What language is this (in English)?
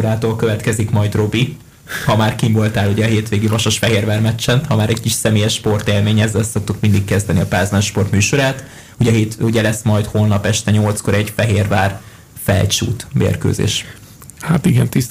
Hungarian